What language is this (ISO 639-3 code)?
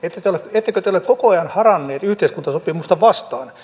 fin